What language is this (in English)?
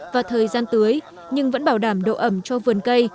Vietnamese